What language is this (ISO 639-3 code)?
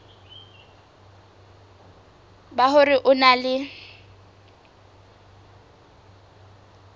sot